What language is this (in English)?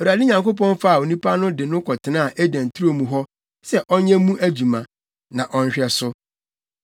Akan